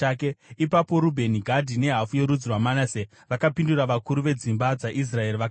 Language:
Shona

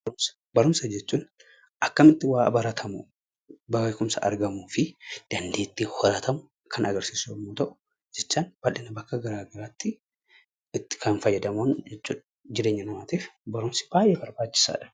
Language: Oromo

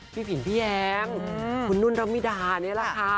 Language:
Thai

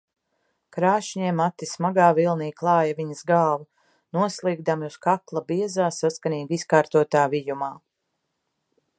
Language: Latvian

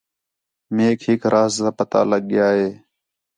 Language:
Khetrani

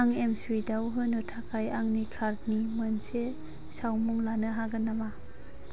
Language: Bodo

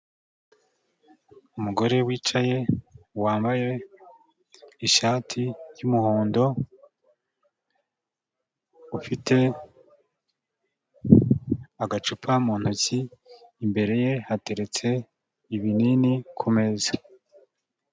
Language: Kinyarwanda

